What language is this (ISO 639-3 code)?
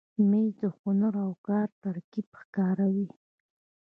pus